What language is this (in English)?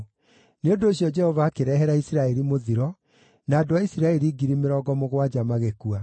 Kikuyu